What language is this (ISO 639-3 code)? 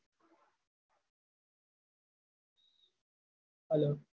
guj